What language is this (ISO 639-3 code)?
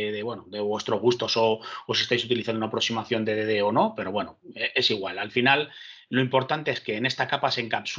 spa